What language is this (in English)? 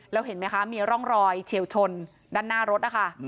Thai